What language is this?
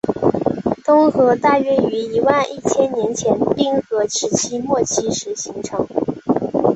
Chinese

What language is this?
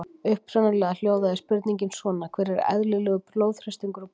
Icelandic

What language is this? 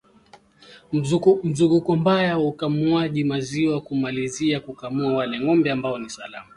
Swahili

